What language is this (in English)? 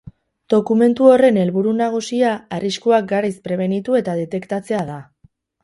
Basque